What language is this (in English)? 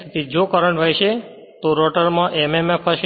Gujarati